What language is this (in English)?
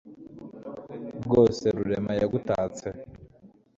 Kinyarwanda